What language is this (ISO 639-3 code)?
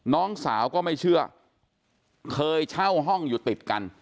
tha